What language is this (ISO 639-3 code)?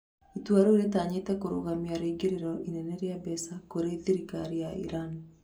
kik